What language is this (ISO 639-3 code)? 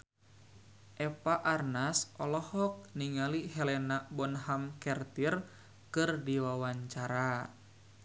sun